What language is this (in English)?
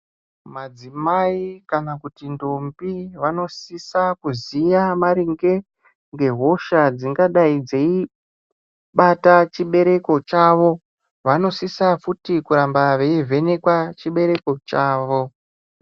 Ndau